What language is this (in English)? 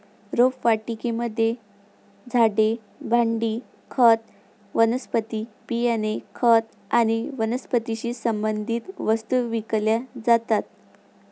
Marathi